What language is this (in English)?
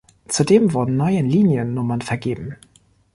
German